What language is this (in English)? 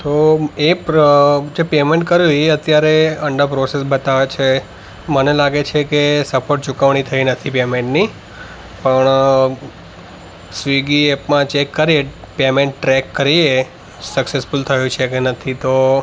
Gujarati